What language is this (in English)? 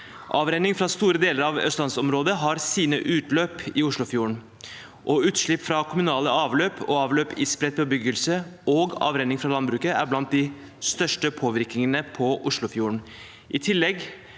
Norwegian